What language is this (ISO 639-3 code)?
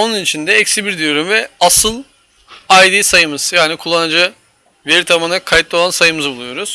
tur